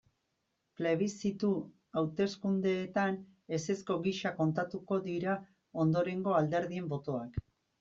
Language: Basque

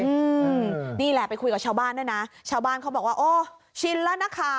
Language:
Thai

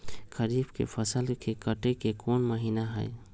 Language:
Magahi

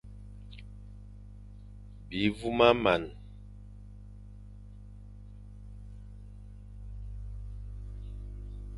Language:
Fang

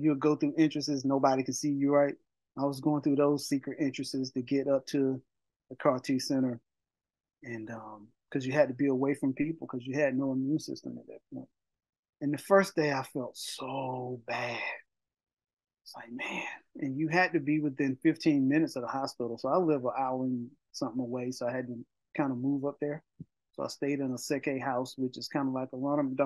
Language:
English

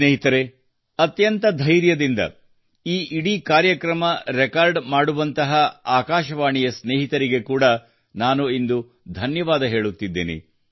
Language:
Kannada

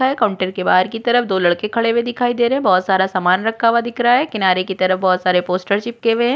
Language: Hindi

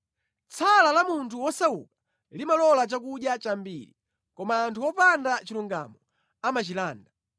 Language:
Nyanja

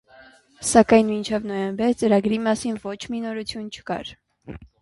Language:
Armenian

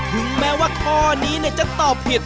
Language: Thai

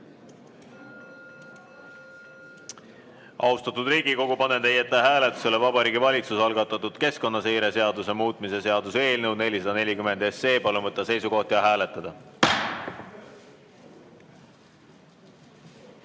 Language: Estonian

